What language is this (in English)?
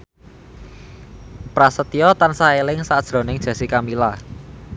Javanese